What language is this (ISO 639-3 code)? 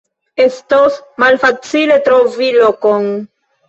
epo